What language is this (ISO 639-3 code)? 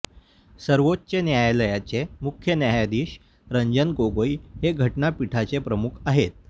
mar